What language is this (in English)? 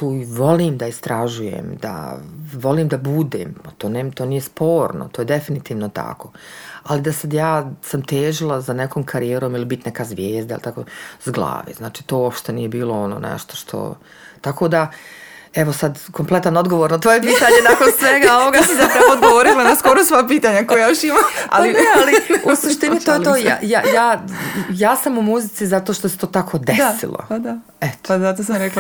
Croatian